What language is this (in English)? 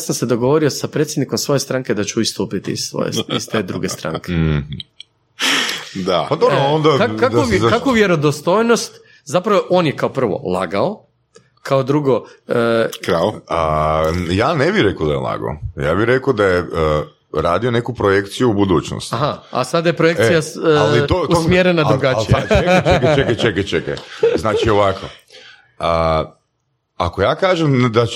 Croatian